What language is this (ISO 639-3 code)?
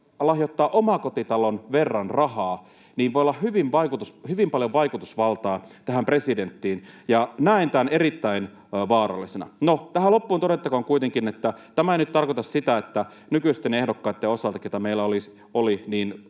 fin